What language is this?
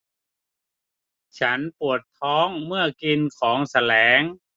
Thai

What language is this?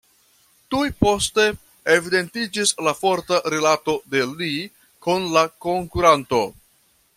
Esperanto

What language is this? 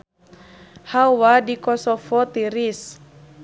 Sundanese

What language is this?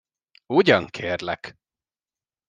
Hungarian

